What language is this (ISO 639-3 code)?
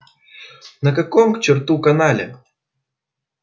rus